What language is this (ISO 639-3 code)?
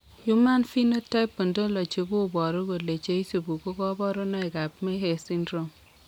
kln